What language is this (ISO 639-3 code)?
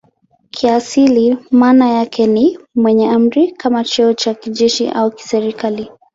swa